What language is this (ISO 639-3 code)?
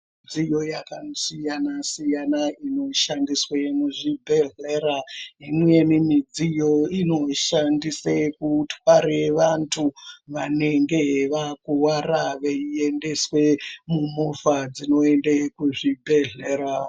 ndc